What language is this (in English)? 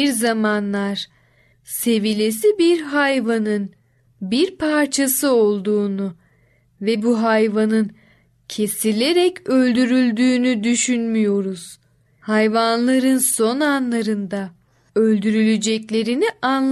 Turkish